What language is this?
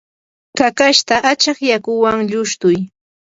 Yanahuanca Pasco Quechua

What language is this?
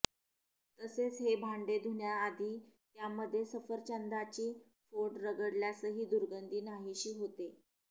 Marathi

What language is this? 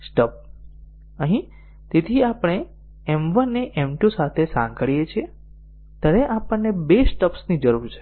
Gujarati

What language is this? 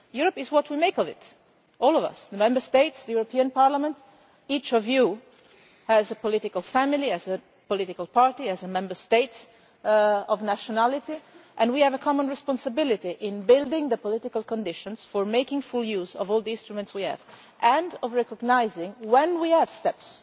English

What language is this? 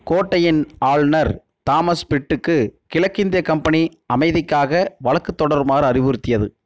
Tamil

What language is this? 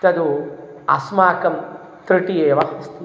Sanskrit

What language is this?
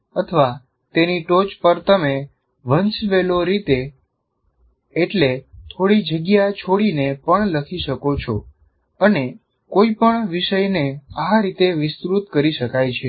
Gujarati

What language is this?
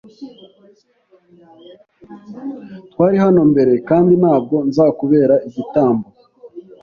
Kinyarwanda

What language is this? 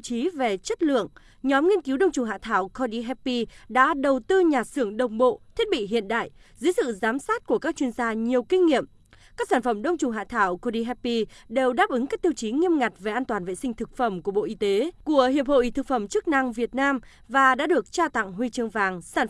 Vietnamese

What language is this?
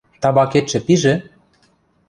Western Mari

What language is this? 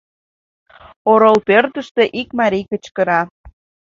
Mari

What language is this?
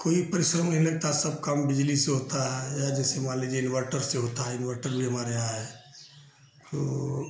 Hindi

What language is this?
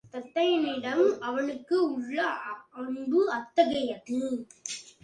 Tamil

